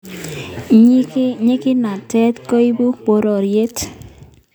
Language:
Kalenjin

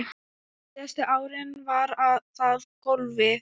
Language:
Icelandic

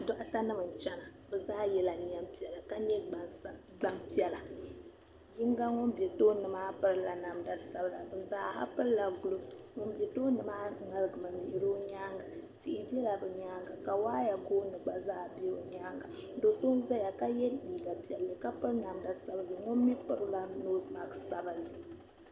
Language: Dagbani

